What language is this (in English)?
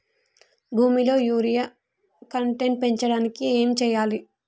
Telugu